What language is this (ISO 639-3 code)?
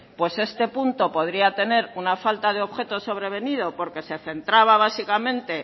spa